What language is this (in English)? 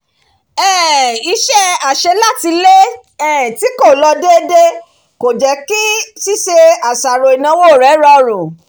Yoruba